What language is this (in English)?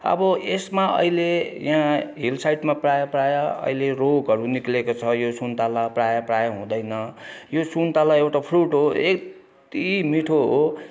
Nepali